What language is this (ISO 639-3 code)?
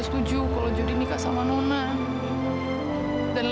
ind